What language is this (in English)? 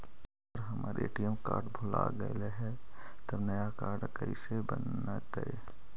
Magahi